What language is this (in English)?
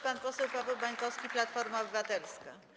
Polish